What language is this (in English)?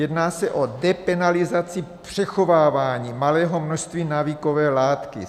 Czech